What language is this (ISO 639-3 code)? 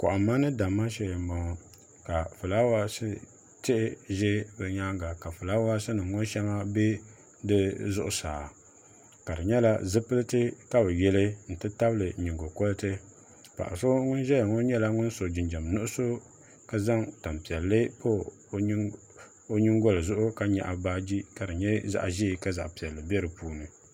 dag